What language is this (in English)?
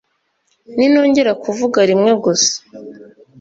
Kinyarwanda